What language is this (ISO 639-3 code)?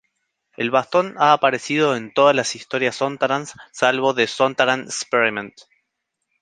spa